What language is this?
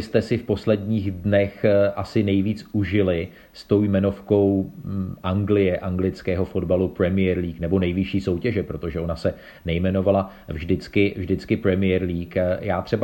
Czech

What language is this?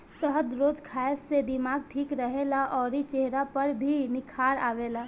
Bhojpuri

